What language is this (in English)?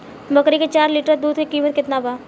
Bhojpuri